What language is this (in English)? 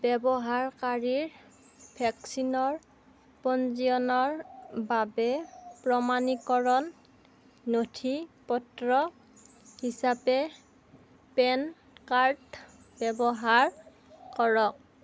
Assamese